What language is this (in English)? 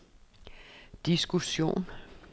Danish